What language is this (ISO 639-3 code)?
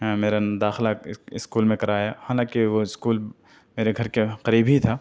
urd